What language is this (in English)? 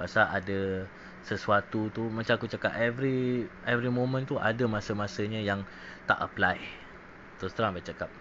Malay